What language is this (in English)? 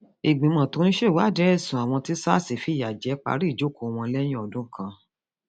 Yoruba